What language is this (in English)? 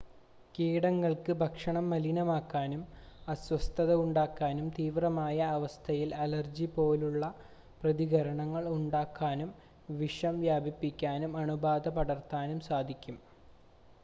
Malayalam